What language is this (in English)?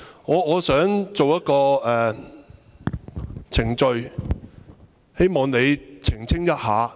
Cantonese